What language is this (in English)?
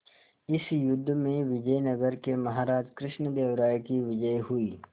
Hindi